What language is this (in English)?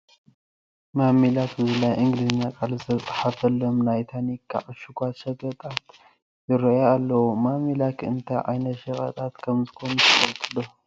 Tigrinya